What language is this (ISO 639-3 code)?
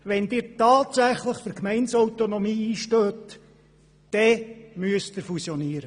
gsw